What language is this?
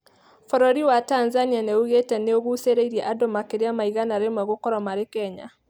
Kikuyu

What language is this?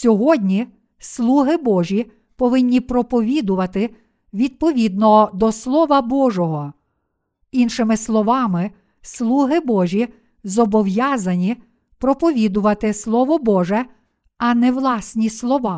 Ukrainian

